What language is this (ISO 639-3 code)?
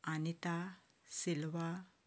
kok